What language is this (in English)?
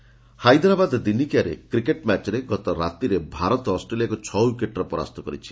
Odia